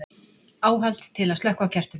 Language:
Icelandic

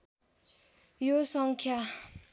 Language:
Nepali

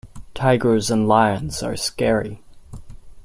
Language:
English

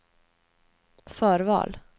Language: Swedish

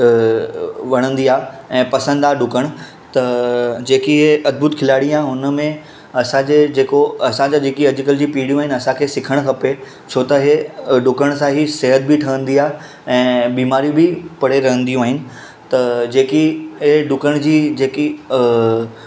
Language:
Sindhi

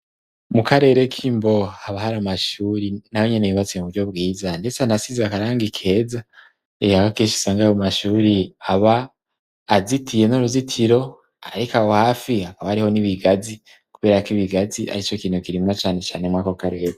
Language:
Rundi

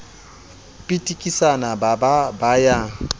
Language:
Southern Sotho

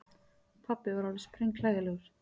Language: Icelandic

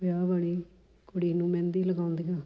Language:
Punjabi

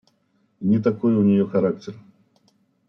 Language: Russian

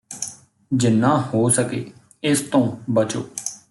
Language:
Punjabi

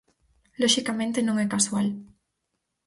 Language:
Galician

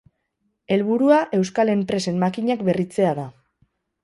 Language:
Basque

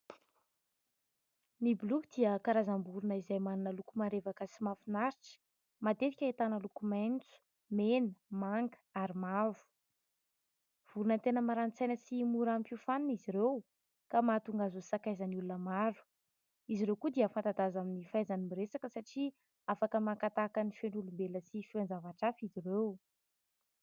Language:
Malagasy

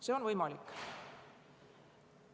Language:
Estonian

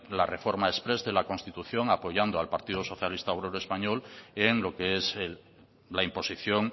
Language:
Spanish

